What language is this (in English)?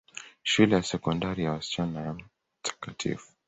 Swahili